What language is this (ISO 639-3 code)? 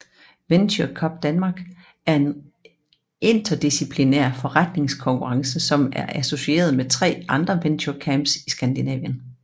dan